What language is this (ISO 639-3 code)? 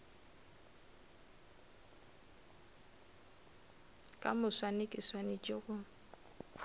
nso